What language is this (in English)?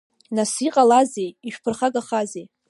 Abkhazian